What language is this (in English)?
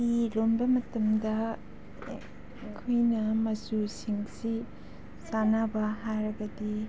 Manipuri